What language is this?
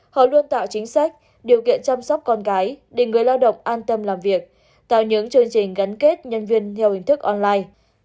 Vietnamese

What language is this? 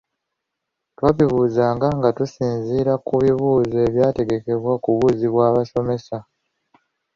Ganda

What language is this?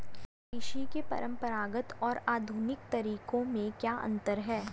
Hindi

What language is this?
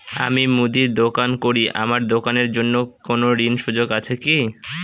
Bangla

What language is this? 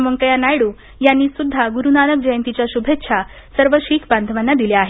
Marathi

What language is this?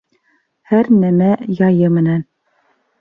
Bashkir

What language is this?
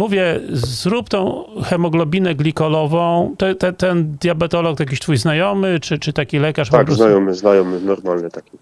Polish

